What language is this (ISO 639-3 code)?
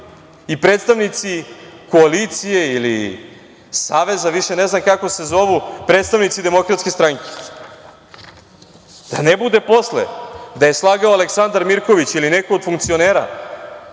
srp